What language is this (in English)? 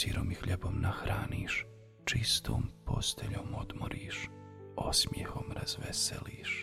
Croatian